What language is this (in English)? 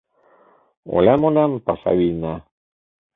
Mari